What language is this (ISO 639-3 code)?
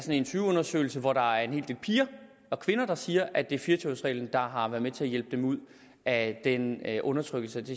dan